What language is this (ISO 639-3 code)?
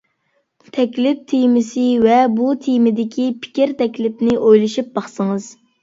uig